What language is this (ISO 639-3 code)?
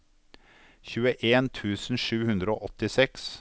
nor